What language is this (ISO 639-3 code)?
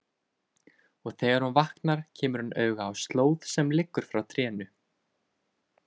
isl